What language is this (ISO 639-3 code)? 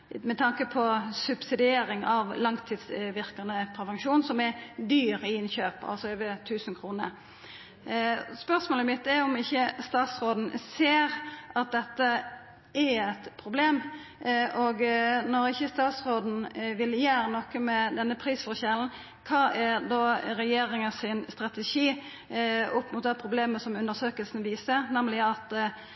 nno